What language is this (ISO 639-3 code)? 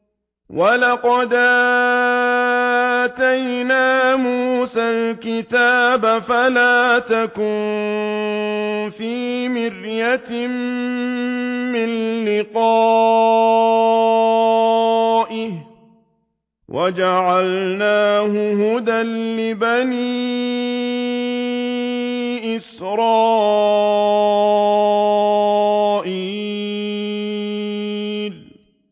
ara